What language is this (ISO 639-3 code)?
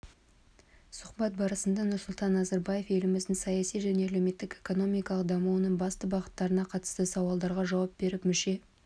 kaz